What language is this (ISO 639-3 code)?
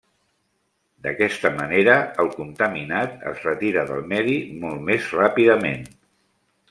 cat